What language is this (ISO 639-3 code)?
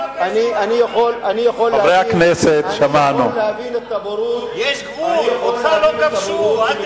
heb